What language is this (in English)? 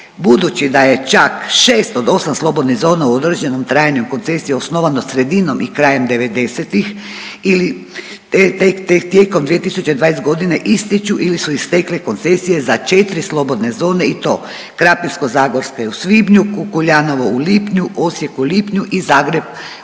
Croatian